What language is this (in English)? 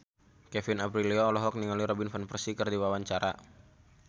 Sundanese